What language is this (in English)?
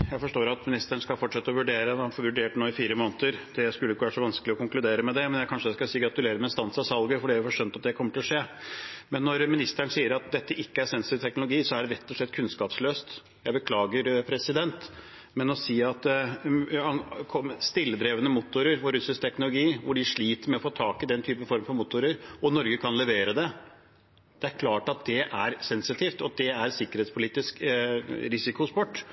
Norwegian Bokmål